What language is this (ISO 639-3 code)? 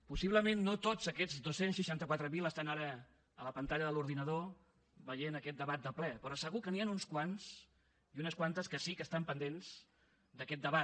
cat